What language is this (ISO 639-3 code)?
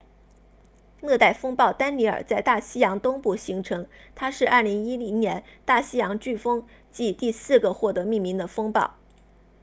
zho